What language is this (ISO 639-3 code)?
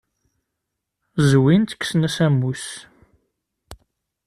kab